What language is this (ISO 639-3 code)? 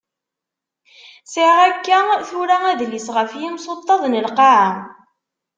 kab